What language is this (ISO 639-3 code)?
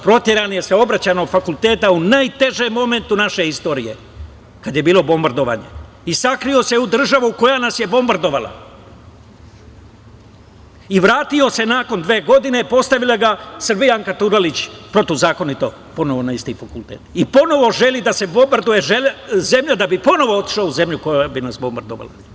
srp